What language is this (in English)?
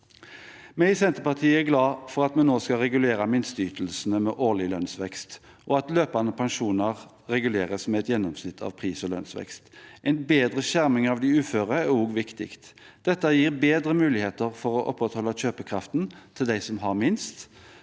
Norwegian